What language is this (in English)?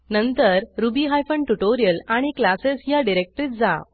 Marathi